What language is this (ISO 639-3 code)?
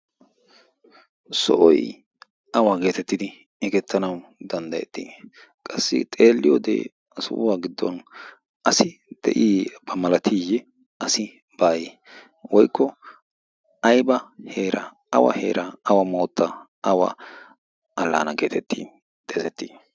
wal